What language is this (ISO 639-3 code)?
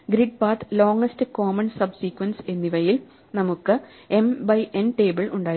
mal